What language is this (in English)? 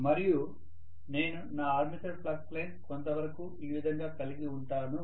Telugu